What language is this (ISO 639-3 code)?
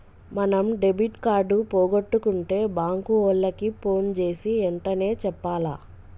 tel